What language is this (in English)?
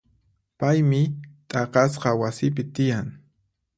Puno Quechua